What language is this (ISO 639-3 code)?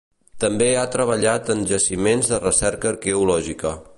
cat